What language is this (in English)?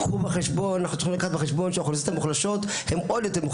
Hebrew